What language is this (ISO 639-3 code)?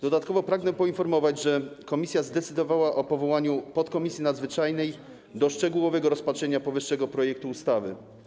pol